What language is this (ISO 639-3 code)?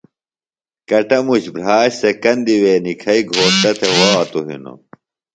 phl